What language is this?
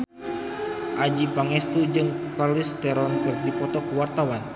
Sundanese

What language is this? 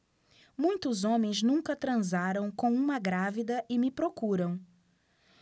Portuguese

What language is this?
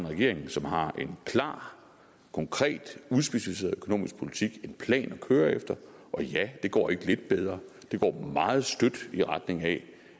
Danish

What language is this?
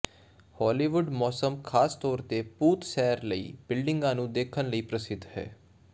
Punjabi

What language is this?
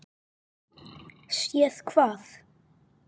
Icelandic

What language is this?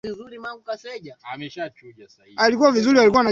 Swahili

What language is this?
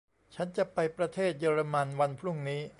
Thai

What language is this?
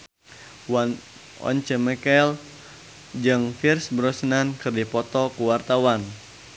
Sundanese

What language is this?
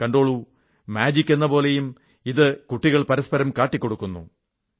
Malayalam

